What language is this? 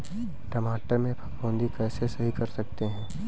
Hindi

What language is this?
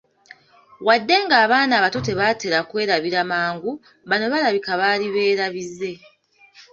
Ganda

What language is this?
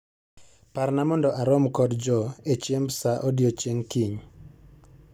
Luo (Kenya and Tanzania)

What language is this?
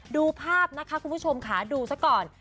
Thai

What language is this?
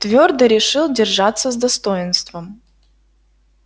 Russian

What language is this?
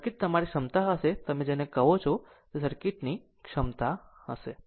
Gujarati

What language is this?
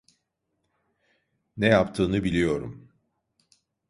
Turkish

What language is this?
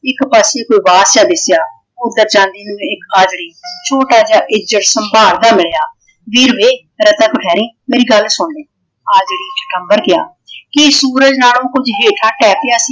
Punjabi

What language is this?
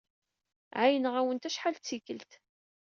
Kabyle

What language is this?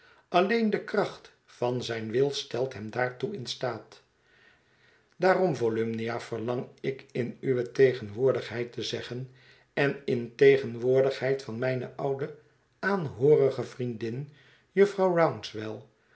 Dutch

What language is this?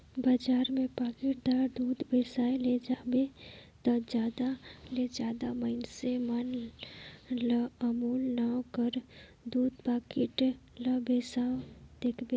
Chhattisgarhi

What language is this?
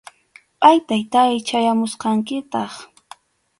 Arequipa-La Unión Quechua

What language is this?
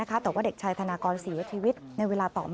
Thai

